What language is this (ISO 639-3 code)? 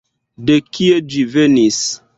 epo